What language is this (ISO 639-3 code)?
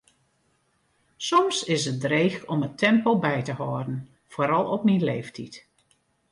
fry